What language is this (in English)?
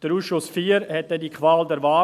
Swiss German